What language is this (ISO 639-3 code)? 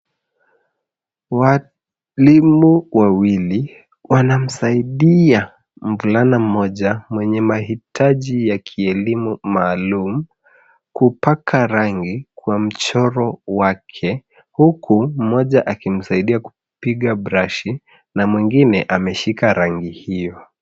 swa